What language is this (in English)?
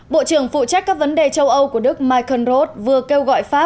Vietnamese